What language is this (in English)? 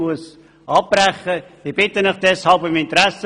Swiss German